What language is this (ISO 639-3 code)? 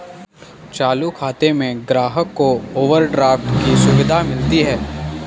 hin